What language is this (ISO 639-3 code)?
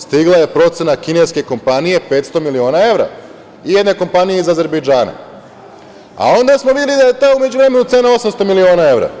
srp